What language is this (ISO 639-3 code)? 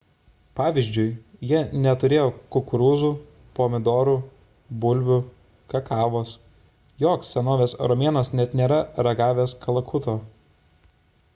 lit